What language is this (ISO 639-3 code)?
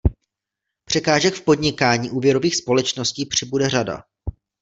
ces